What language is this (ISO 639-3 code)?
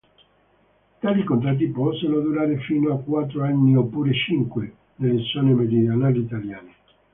ita